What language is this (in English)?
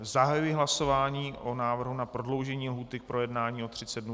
Czech